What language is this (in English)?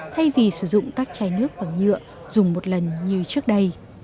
Vietnamese